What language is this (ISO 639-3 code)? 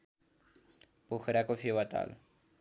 nep